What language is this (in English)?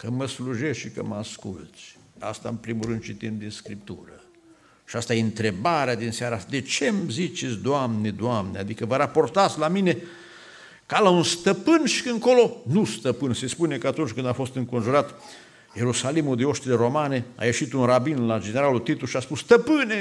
Romanian